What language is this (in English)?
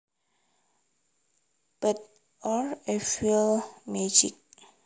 Javanese